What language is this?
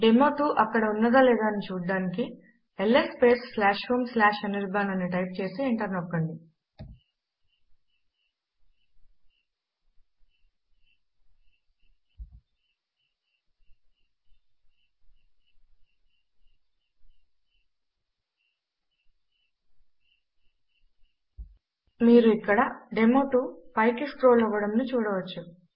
Telugu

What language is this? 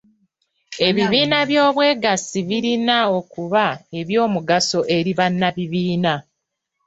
Ganda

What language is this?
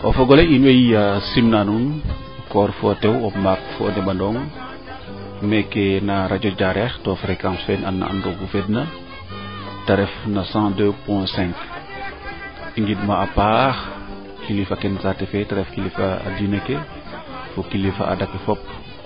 Serer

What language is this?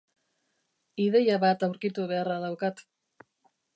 Basque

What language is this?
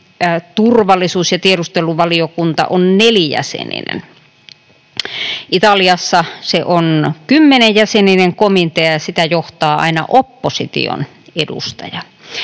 Finnish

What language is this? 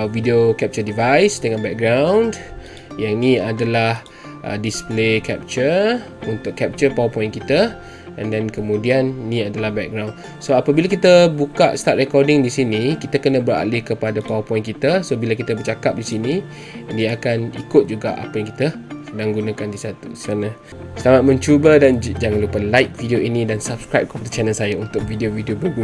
Malay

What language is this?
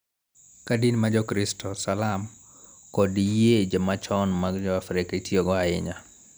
Luo (Kenya and Tanzania)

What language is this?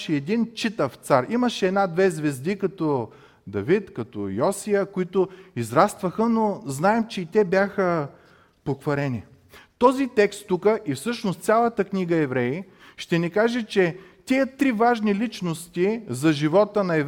Bulgarian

